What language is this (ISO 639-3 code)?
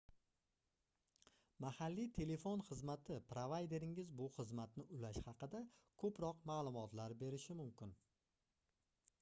uzb